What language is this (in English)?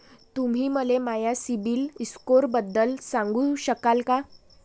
Marathi